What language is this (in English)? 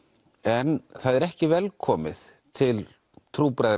Icelandic